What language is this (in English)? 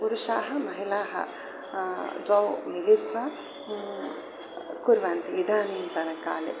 Sanskrit